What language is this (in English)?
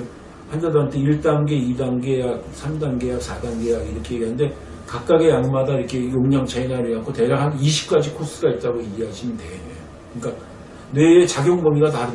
Korean